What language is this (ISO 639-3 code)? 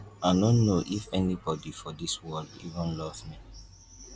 pcm